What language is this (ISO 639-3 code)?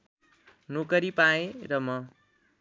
nep